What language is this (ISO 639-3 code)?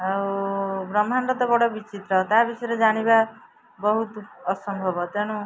ori